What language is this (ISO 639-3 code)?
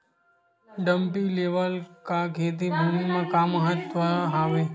hne